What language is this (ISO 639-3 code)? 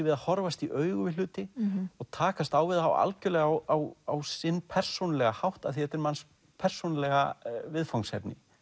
isl